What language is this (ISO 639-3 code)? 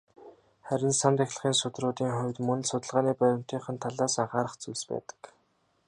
mon